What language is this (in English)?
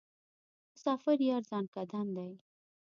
Pashto